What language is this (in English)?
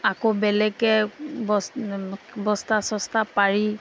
Assamese